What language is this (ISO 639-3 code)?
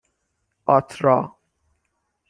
fas